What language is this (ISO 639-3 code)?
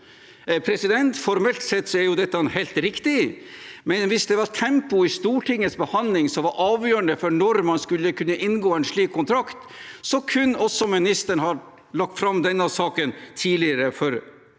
nor